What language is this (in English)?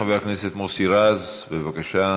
Hebrew